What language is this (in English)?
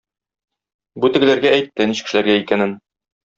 Tatar